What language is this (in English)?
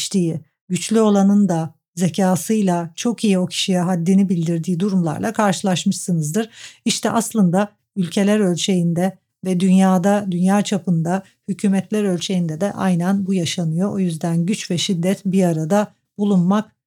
Turkish